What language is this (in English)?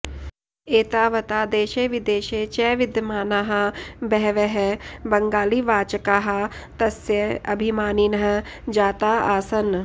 Sanskrit